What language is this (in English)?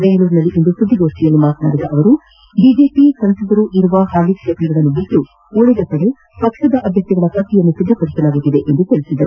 Kannada